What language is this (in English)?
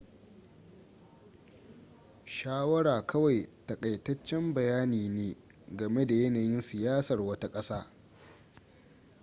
Hausa